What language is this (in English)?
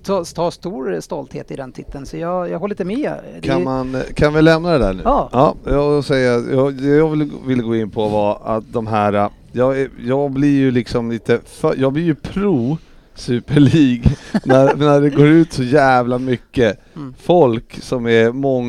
Swedish